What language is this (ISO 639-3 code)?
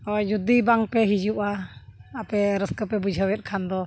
sat